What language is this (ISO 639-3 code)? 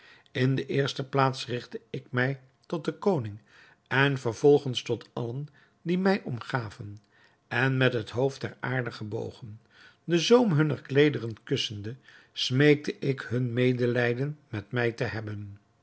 nld